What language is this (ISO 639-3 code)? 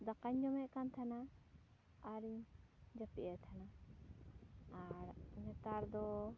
sat